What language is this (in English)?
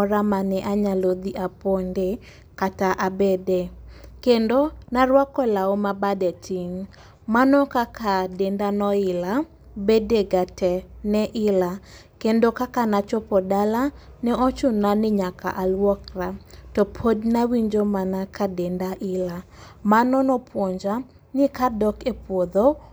Luo (Kenya and Tanzania)